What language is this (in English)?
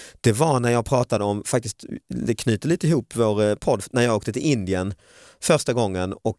Swedish